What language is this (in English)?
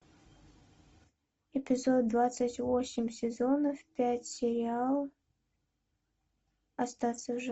Russian